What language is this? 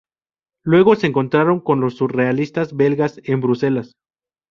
Spanish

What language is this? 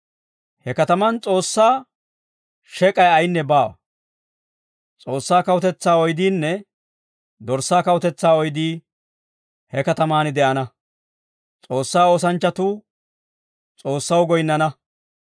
Dawro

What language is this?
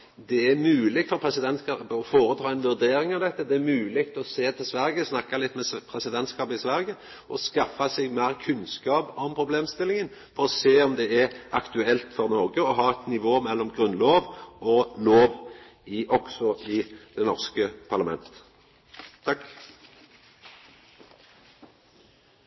Norwegian Nynorsk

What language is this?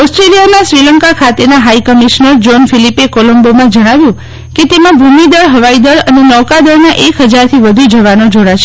Gujarati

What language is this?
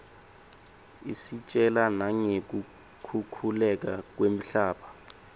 Swati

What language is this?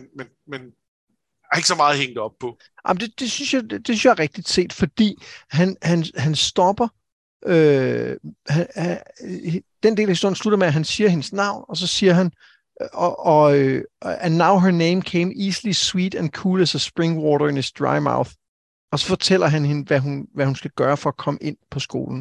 Danish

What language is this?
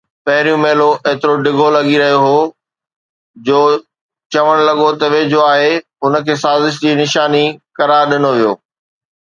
Sindhi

